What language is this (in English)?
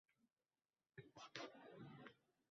Uzbek